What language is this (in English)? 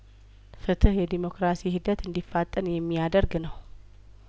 Amharic